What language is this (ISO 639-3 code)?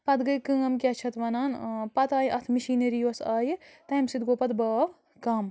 kas